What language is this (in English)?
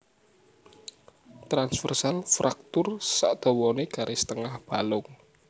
Javanese